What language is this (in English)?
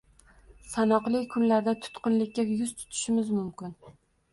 Uzbek